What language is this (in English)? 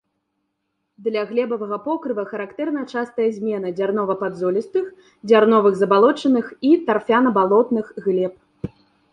Belarusian